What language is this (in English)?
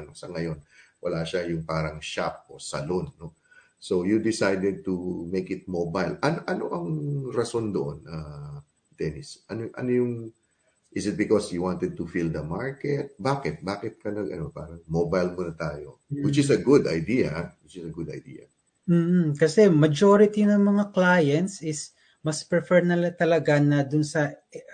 Filipino